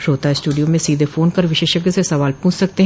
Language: Hindi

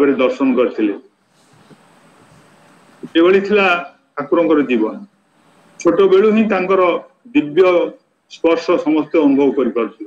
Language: Romanian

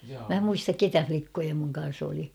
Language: Finnish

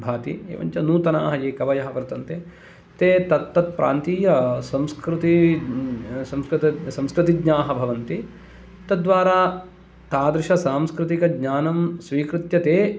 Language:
Sanskrit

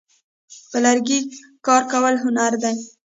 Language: Pashto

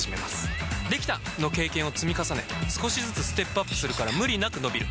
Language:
Japanese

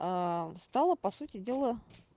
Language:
Russian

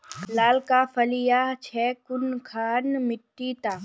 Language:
Magahi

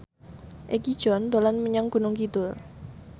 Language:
Javanese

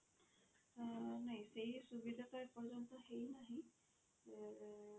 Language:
Odia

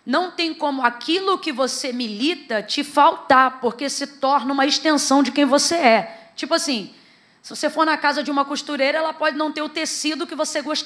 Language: Portuguese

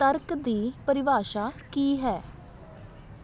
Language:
Punjabi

